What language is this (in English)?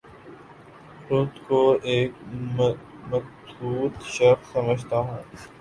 Urdu